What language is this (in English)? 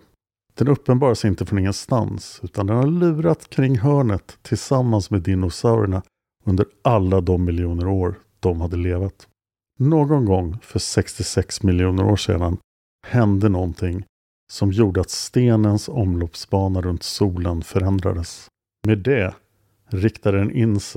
Swedish